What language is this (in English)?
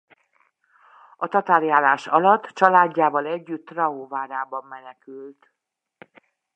Hungarian